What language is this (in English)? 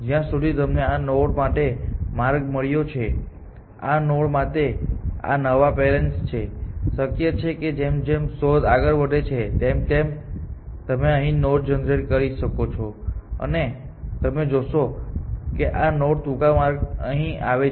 Gujarati